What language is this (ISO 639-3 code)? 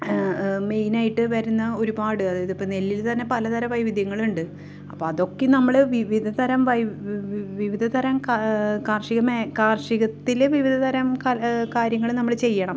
mal